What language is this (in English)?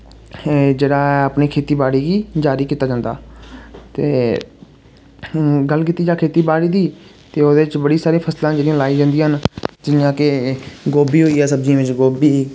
Dogri